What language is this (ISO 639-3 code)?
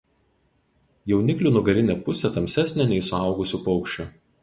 lit